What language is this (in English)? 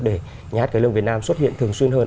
Vietnamese